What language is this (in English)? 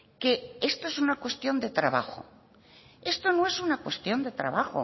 Spanish